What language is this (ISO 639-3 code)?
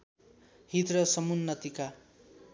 nep